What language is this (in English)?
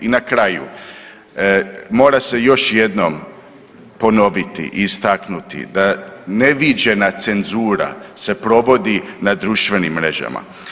Croatian